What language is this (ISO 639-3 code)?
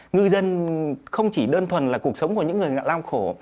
vie